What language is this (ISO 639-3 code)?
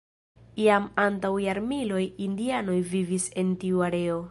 epo